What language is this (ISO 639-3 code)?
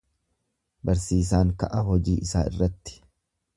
orm